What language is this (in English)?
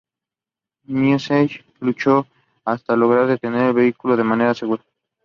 Spanish